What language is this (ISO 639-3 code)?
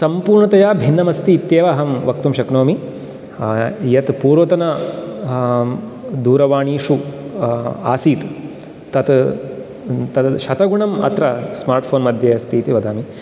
san